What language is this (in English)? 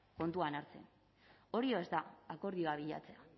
Basque